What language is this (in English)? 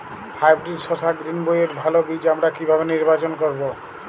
Bangla